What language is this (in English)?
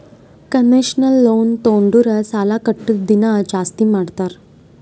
Kannada